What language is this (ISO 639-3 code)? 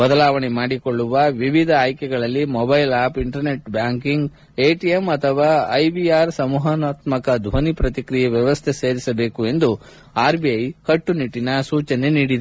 kan